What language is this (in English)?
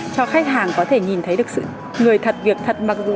Vietnamese